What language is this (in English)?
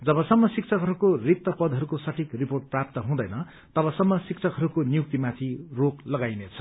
Nepali